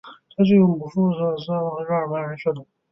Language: Chinese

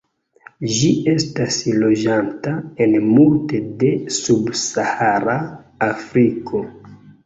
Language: Esperanto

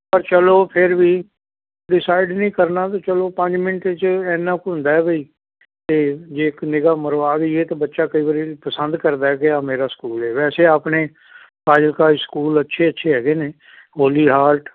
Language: Punjabi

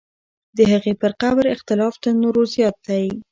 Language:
Pashto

